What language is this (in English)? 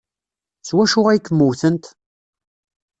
Kabyle